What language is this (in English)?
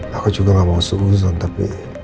Indonesian